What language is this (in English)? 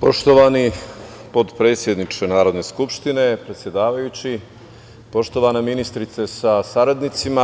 Serbian